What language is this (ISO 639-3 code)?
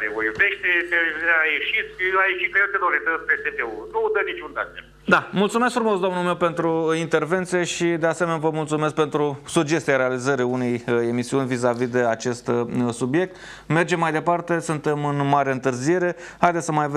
ron